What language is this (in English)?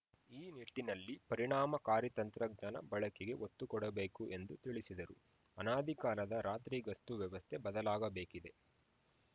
Kannada